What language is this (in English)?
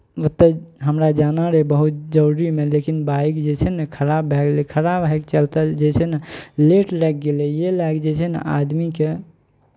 Maithili